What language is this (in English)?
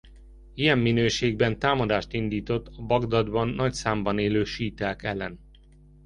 Hungarian